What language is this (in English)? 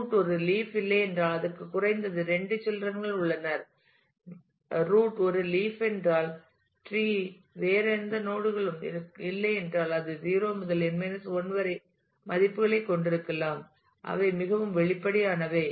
Tamil